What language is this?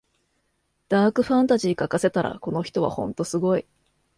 Japanese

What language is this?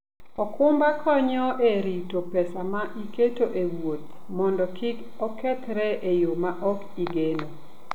Luo (Kenya and Tanzania)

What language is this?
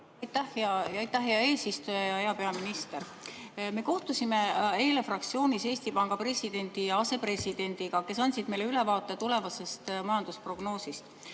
Estonian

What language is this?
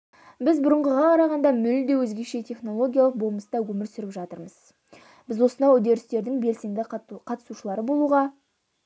Kazakh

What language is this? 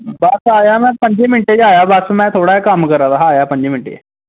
Dogri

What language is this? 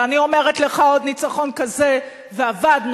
Hebrew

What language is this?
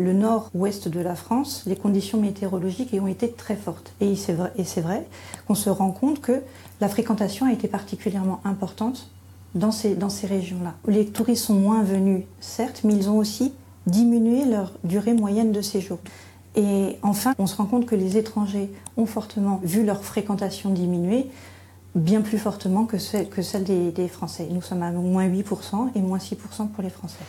French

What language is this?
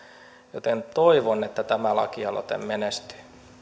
Finnish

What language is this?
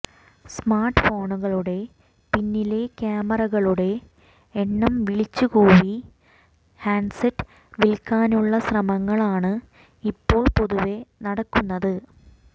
Malayalam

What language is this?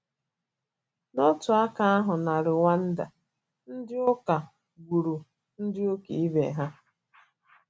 Igbo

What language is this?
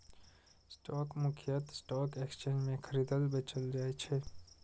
Maithili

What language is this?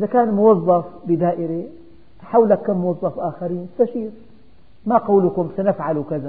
Arabic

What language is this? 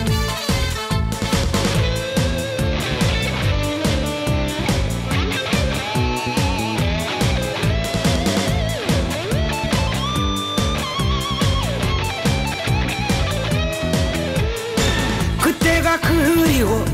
Korean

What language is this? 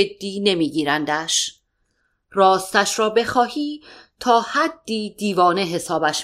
Persian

